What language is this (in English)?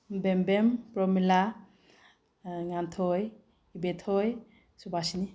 Manipuri